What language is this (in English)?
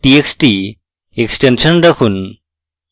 Bangla